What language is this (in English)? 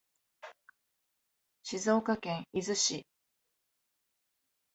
Japanese